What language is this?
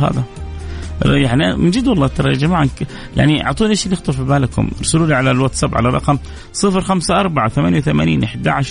Arabic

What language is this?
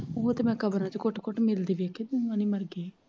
Punjabi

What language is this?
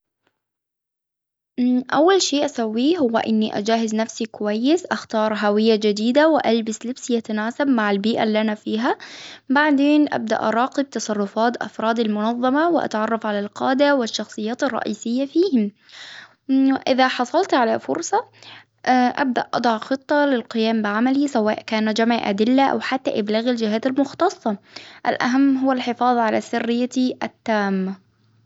Hijazi Arabic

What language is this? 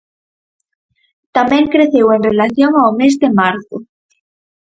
Galician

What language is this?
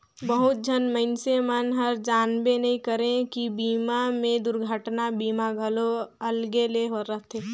Chhattisgarhi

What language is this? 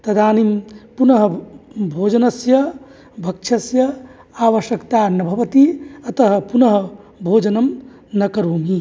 Sanskrit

